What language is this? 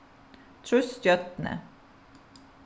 Faroese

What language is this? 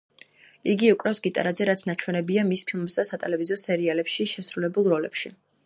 Georgian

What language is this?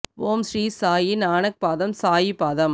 Tamil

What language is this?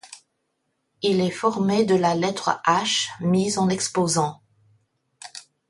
French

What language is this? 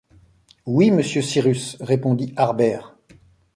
French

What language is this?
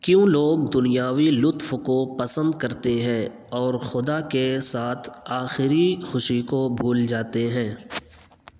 Urdu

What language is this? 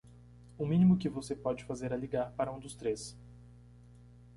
Portuguese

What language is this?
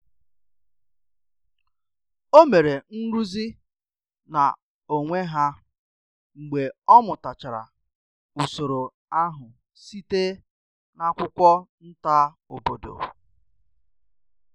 Igbo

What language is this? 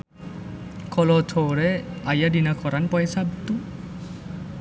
Sundanese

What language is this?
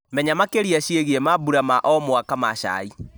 Kikuyu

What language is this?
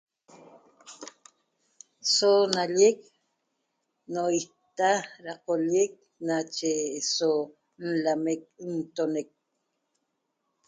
Toba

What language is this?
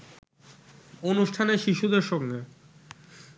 Bangla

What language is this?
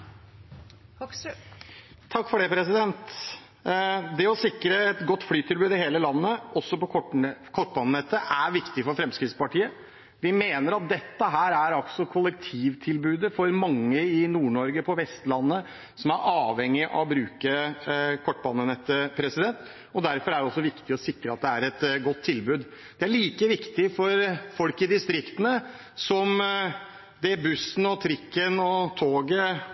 Norwegian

